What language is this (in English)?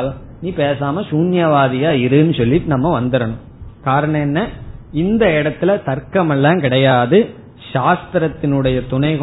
Tamil